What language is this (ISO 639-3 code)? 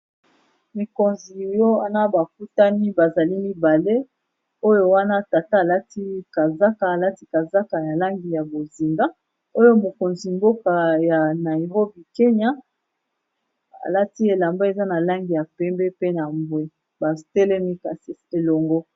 lin